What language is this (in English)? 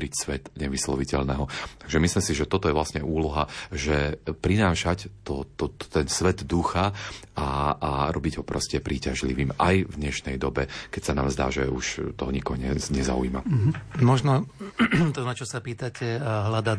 Slovak